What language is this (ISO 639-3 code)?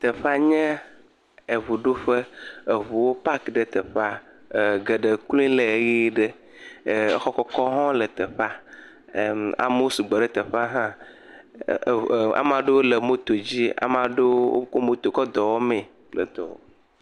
ewe